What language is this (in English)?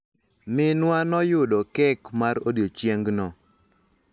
Luo (Kenya and Tanzania)